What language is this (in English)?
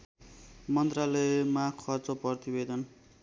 Nepali